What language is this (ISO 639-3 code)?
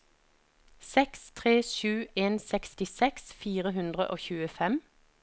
nor